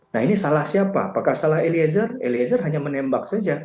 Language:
Indonesian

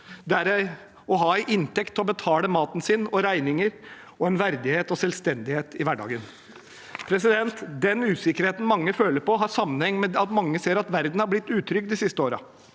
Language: Norwegian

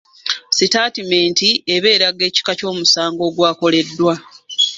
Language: Ganda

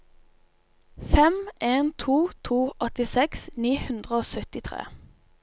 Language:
Norwegian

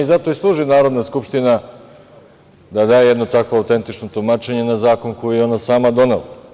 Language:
Serbian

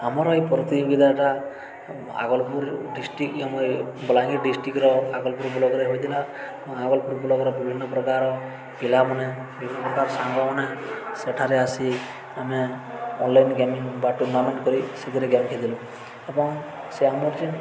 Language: Odia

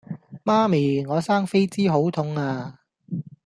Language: Cantonese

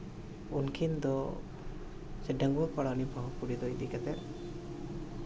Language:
Santali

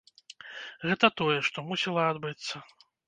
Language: Belarusian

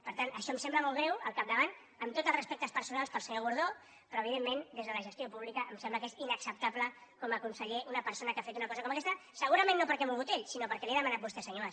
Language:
Catalan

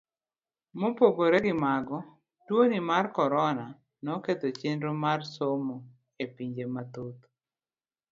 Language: Luo (Kenya and Tanzania)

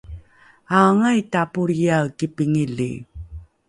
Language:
Rukai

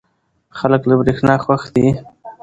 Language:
Pashto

